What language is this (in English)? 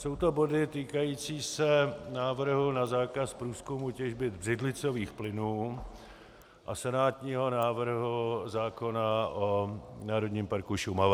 Czech